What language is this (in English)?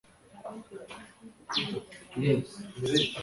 Kinyarwanda